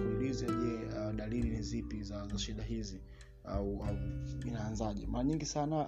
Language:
Swahili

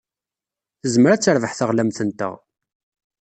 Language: Kabyle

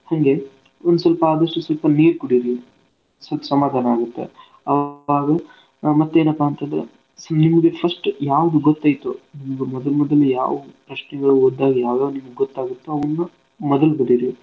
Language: Kannada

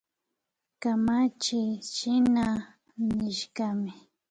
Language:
Imbabura Highland Quichua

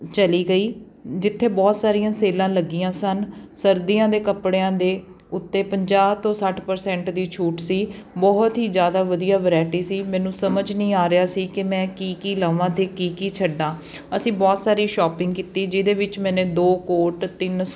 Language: Punjabi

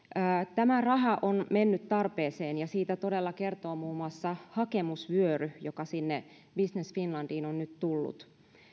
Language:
Finnish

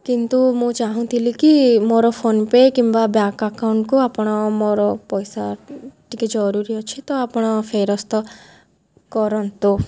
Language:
Odia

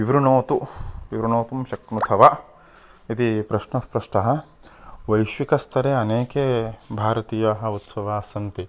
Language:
Sanskrit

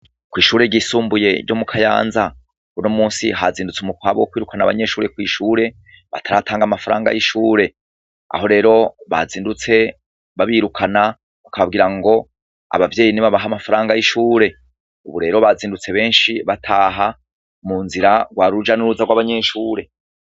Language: Rundi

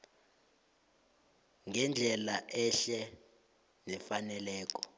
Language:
South Ndebele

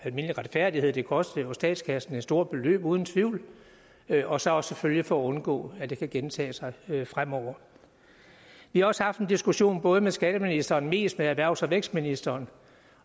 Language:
Danish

